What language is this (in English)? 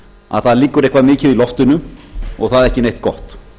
Icelandic